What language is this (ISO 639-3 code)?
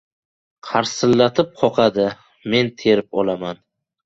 uzb